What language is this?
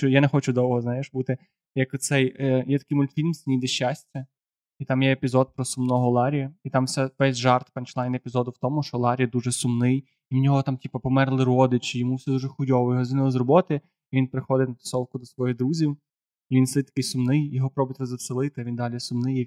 Ukrainian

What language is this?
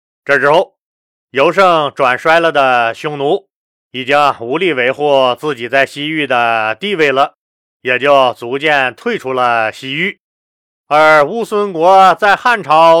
Chinese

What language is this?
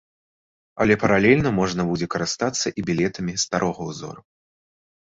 Belarusian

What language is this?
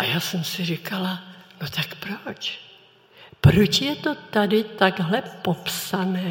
Czech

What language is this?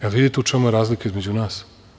Serbian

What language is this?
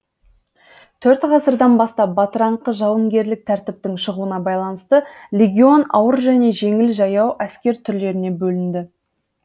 Kazakh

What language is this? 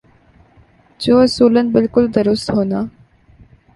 Urdu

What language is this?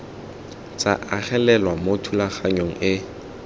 Tswana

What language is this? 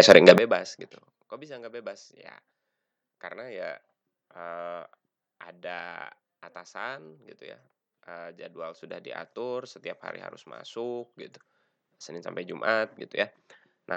Indonesian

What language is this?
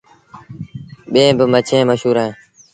Sindhi Bhil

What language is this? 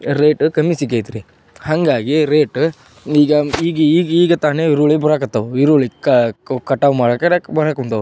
Kannada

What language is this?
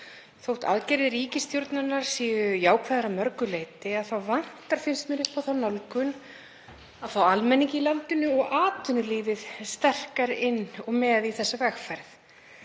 Icelandic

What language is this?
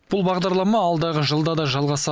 Kazakh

